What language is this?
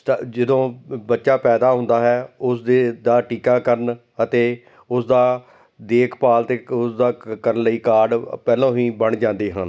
Punjabi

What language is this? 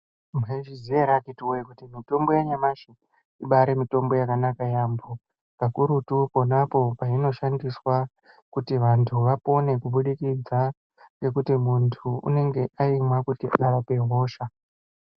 Ndau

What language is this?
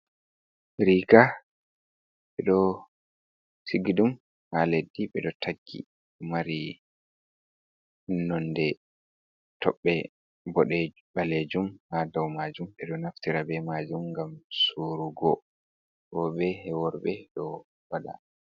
Fula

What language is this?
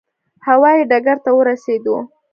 Pashto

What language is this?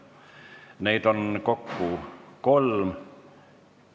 Estonian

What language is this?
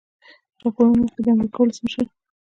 Pashto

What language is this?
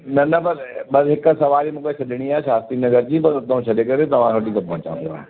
Sindhi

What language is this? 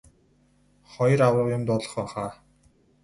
Mongolian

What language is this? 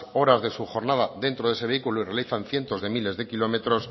Spanish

